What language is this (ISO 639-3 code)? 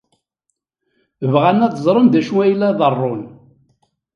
kab